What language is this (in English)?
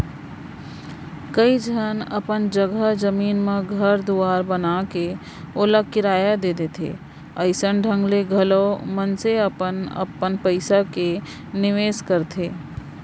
Chhattisgarhi